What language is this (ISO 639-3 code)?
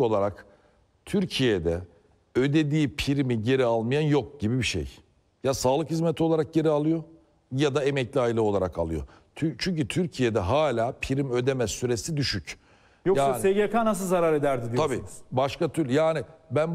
tur